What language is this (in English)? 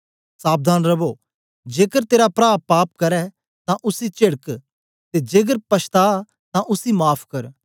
Dogri